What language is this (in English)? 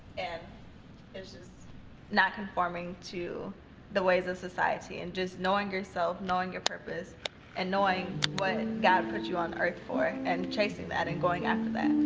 English